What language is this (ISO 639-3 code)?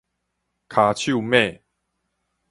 nan